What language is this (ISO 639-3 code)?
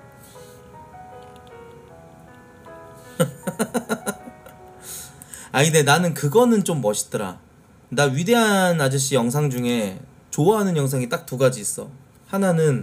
kor